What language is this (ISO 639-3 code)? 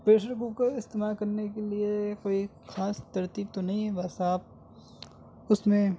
urd